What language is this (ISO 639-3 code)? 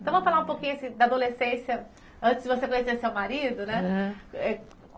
por